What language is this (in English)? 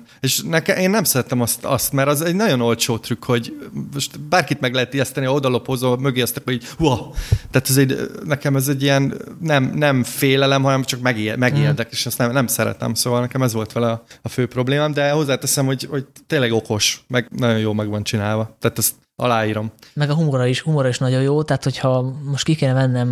Hungarian